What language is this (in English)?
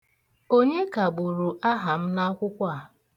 Igbo